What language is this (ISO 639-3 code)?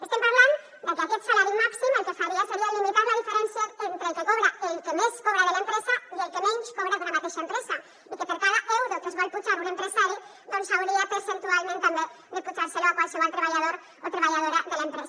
cat